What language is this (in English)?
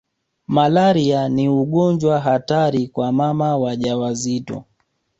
Swahili